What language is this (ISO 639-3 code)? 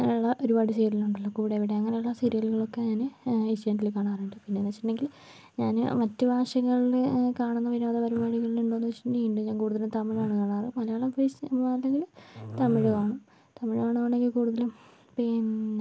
mal